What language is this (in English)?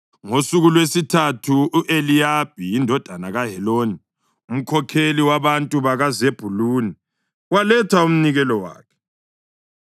North Ndebele